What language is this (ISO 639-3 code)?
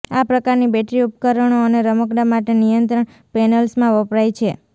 guj